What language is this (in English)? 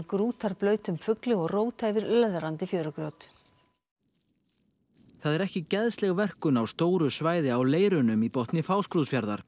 Icelandic